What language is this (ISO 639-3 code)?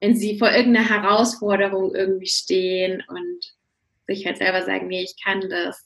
deu